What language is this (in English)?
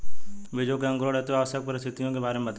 Hindi